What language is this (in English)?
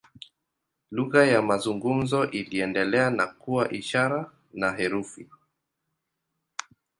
Swahili